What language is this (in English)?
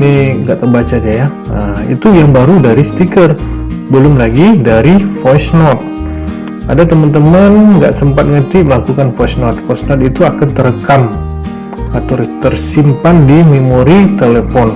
Indonesian